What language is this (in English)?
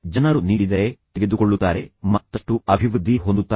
Kannada